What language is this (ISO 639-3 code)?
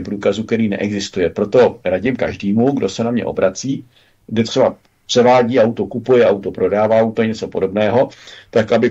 ces